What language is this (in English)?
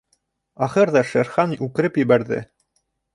Bashkir